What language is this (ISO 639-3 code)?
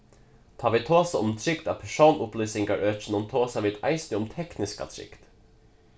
fao